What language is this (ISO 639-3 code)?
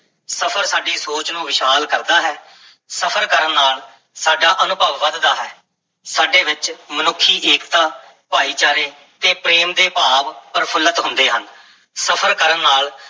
pan